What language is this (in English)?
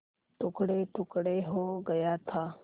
Hindi